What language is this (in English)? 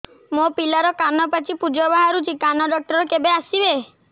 Odia